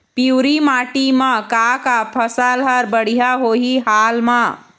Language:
Chhattisgarhi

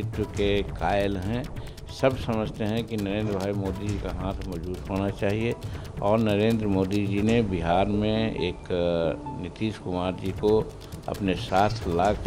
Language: Hindi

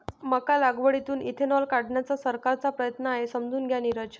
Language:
Marathi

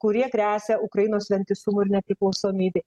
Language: Lithuanian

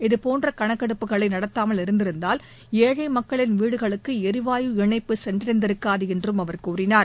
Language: Tamil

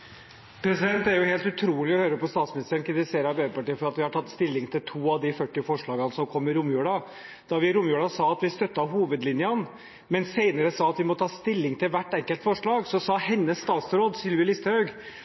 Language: Norwegian Bokmål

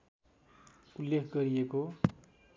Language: Nepali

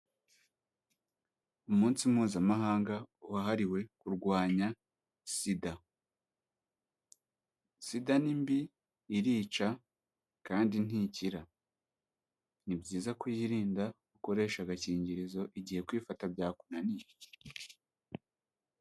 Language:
Kinyarwanda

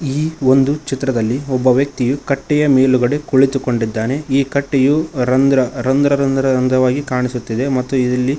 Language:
Kannada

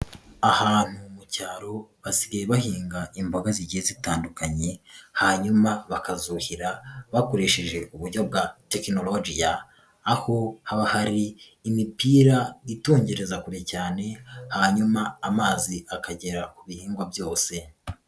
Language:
Kinyarwanda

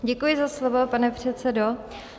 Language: Czech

